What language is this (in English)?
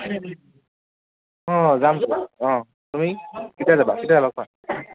Assamese